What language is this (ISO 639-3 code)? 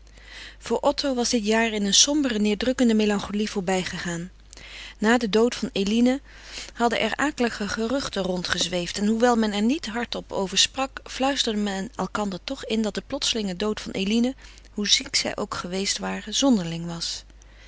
nld